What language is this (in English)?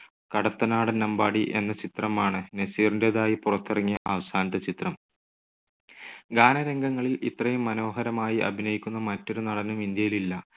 Malayalam